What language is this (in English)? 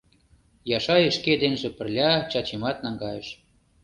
Mari